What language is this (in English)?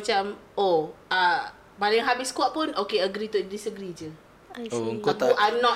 Malay